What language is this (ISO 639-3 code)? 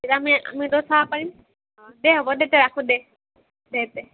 asm